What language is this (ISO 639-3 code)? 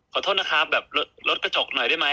tha